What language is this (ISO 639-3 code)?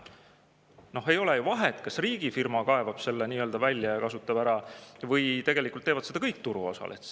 est